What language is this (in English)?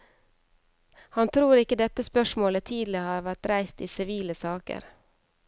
Norwegian